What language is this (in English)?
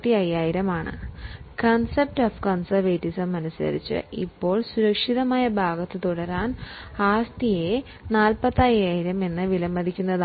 Malayalam